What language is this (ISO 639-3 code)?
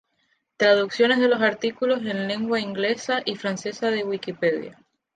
spa